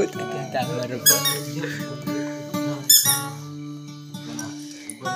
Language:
Thai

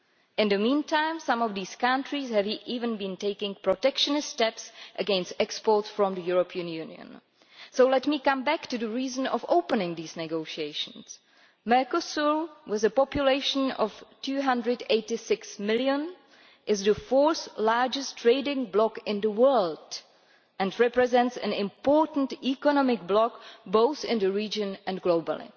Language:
English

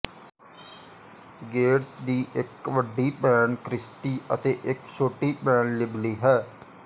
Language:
Punjabi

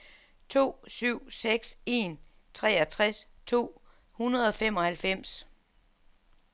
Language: Danish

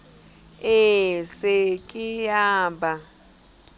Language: Southern Sotho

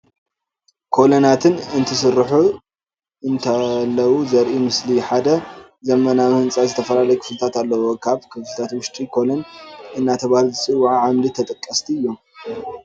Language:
Tigrinya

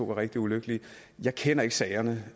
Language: Danish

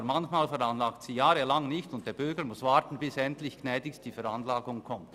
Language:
Swiss German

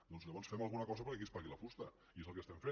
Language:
Catalan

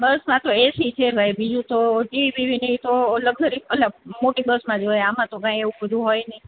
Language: Gujarati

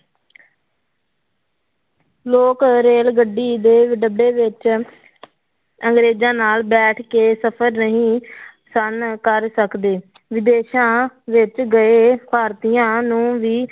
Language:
Punjabi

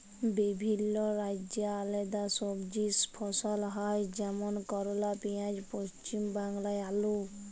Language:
Bangla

